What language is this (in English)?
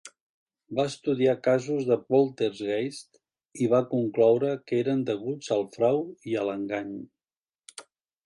Catalan